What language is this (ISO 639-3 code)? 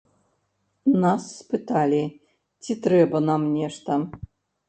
bel